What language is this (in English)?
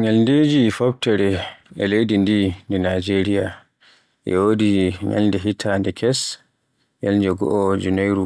Borgu Fulfulde